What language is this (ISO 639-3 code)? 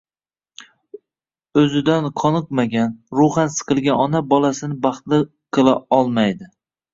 uzb